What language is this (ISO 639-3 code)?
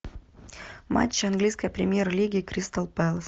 rus